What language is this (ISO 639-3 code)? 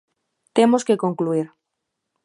glg